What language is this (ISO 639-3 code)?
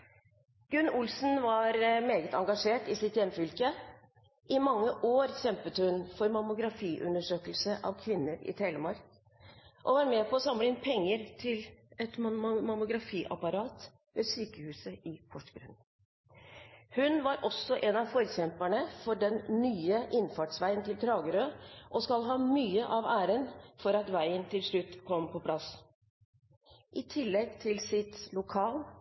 nob